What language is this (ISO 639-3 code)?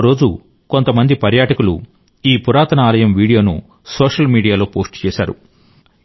tel